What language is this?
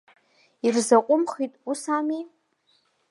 Abkhazian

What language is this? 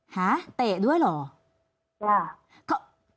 Thai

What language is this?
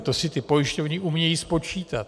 Czech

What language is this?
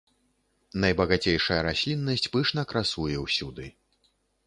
Belarusian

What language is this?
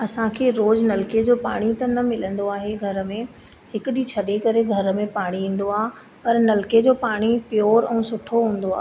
Sindhi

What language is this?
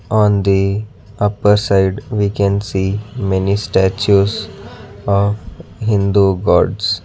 English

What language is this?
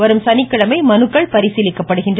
Tamil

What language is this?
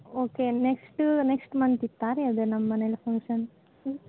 Kannada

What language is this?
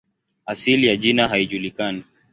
Swahili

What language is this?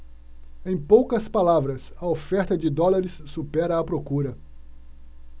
Portuguese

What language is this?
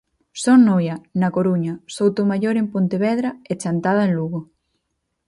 Galician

